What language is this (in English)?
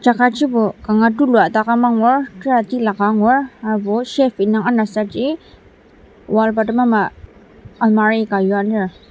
Ao Naga